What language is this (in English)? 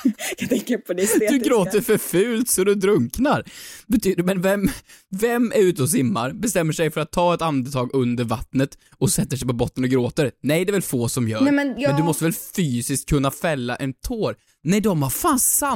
Swedish